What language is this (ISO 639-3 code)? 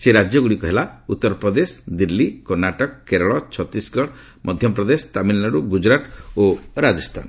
ori